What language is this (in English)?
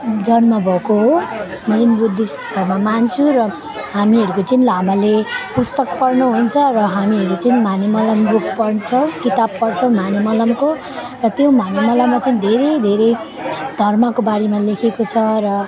Nepali